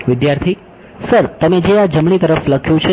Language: Gujarati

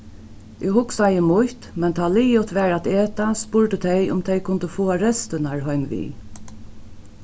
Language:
Faroese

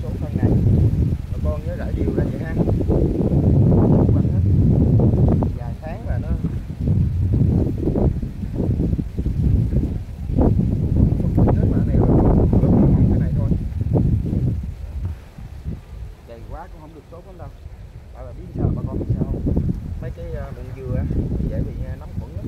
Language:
Vietnamese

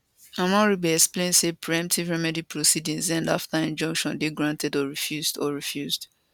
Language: Nigerian Pidgin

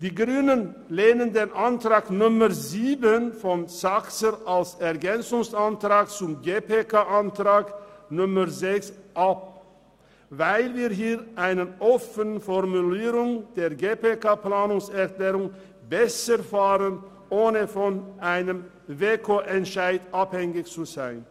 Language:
Swiss German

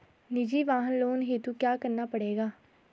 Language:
Hindi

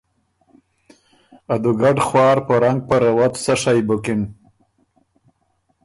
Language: Ormuri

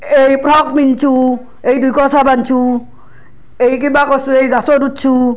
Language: Assamese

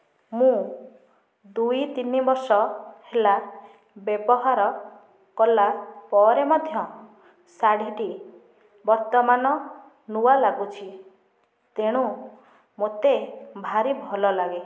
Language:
Odia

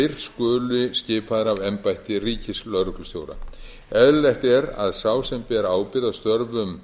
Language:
Icelandic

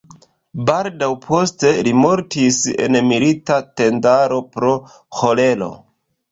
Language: Esperanto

